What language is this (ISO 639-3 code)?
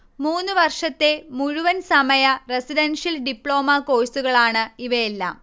mal